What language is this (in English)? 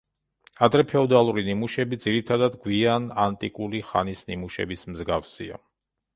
Georgian